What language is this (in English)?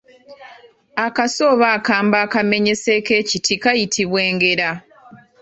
Ganda